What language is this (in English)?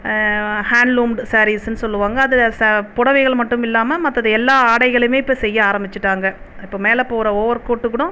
Tamil